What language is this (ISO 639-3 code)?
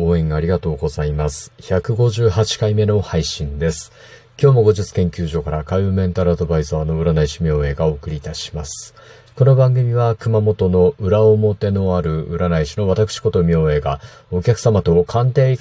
jpn